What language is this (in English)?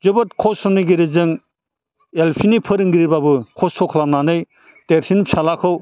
Bodo